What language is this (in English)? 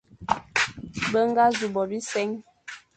Fang